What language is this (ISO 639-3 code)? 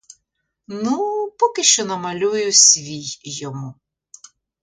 ukr